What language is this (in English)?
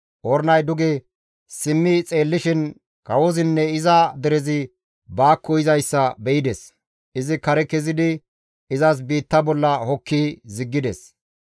Gamo